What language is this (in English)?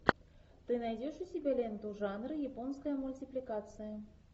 Russian